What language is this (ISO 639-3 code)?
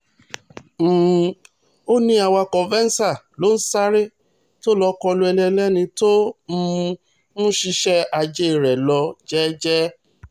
yor